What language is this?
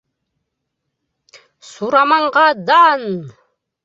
Bashkir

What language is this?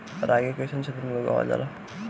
Bhojpuri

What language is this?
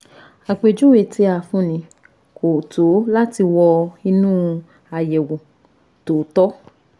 Yoruba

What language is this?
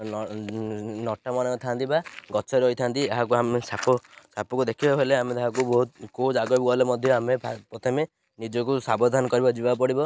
Odia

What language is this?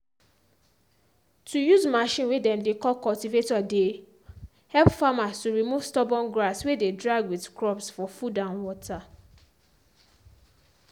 Nigerian Pidgin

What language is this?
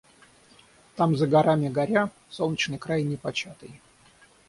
Russian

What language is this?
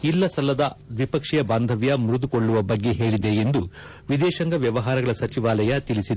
Kannada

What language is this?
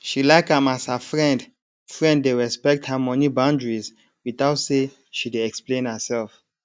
Nigerian Pidgin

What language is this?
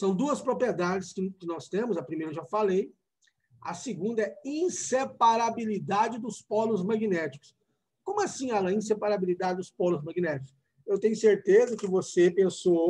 Portuguese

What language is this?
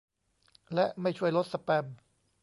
Thai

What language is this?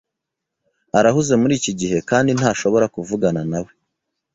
Kinyarwanda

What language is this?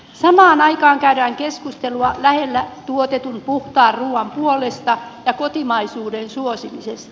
Finnish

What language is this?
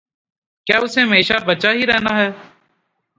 Urdu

